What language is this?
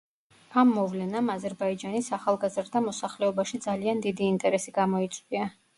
Georgian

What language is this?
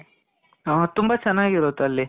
Kannada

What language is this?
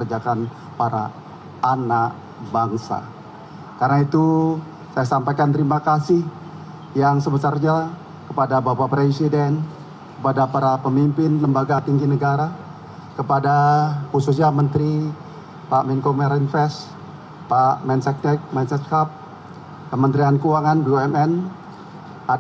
Indonesian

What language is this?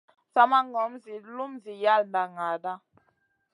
Masana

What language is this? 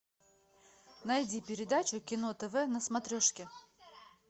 Russian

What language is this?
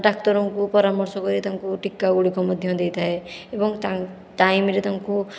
Odia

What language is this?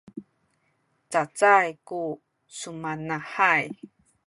Sakizaya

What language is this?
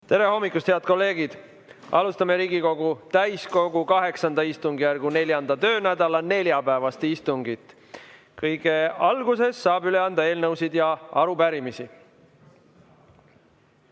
Estonian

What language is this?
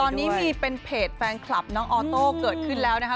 Thai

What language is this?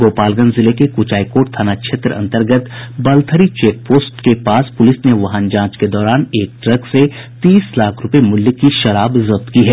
Hindi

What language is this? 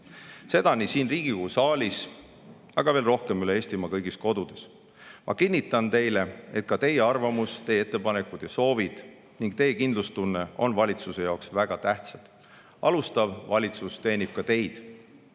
Estonian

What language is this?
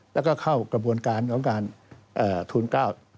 Thai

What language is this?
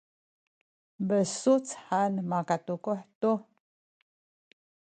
Sakizaya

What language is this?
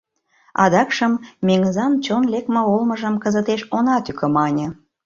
Mari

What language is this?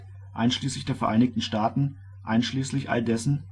German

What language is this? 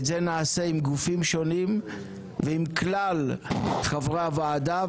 Hebrew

